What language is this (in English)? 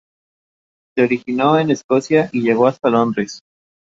Spanish